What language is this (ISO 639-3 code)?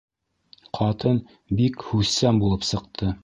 bak